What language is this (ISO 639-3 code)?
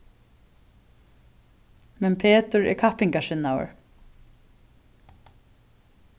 fao